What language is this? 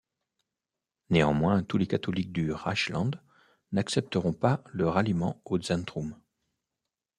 French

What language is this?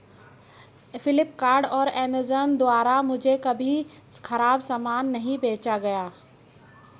Hindi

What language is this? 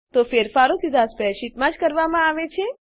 Gujarati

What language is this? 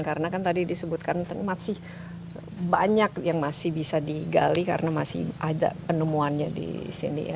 Indonesian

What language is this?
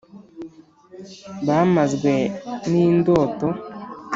Kinyarwanda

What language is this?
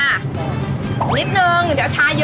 Thai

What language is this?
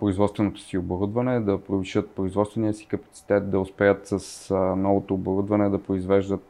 Bulgarian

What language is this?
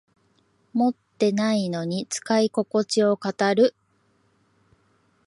Japanese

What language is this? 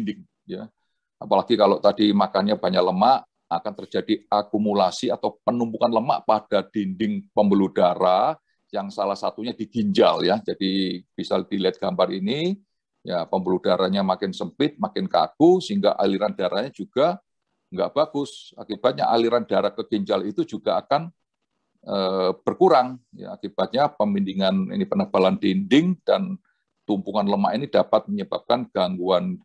Indonesian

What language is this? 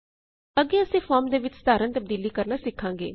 Punjabi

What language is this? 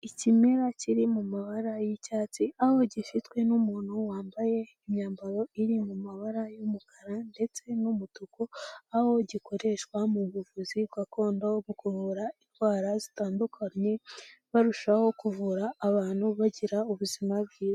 Kinyarwanda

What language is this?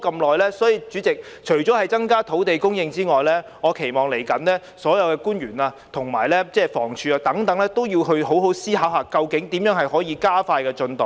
Cantonese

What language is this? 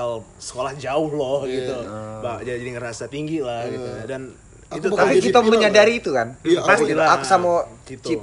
Indonesian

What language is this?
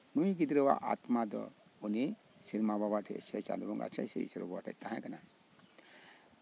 Santali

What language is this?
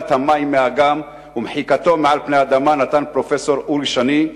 Hebrew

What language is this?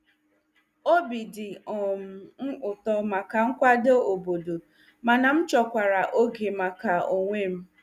Igbo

